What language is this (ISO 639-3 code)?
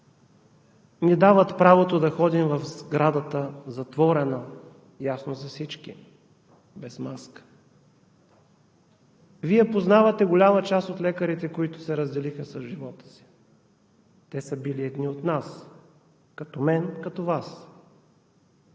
bul